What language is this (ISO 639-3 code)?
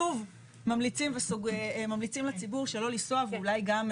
heb